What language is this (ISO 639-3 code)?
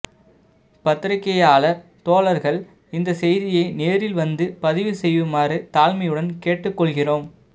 tam